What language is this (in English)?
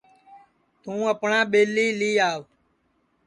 Sansi